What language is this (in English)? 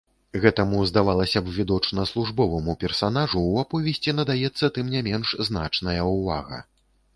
Belarusian